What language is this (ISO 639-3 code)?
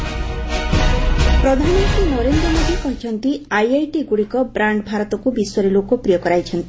ori